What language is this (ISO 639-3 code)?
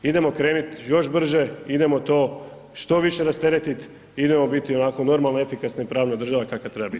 hrv